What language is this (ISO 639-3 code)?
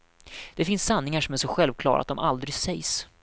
swe